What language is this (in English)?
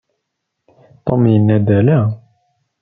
Kabyle